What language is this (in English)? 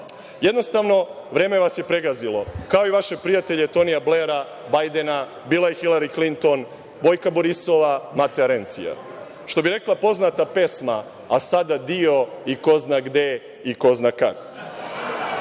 Serbian